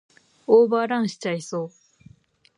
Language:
Japanese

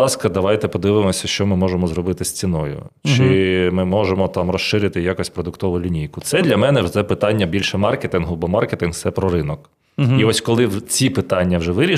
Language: Ukrainian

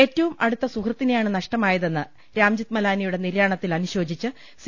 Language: Malayalam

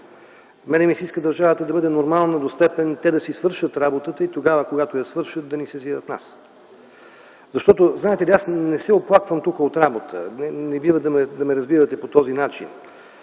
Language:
Bulgarian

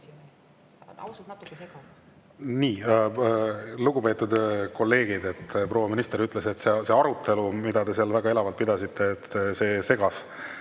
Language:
Estonian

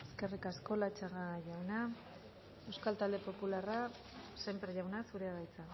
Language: Basque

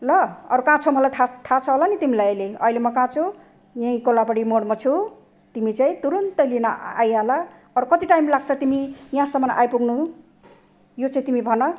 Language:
Nepali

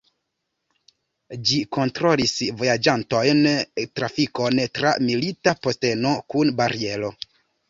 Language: Esperanto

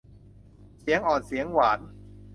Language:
Thai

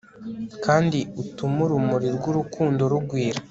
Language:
Kinyarwanda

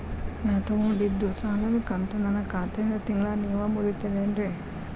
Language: Kannada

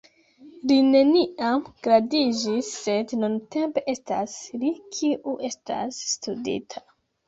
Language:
Esperanto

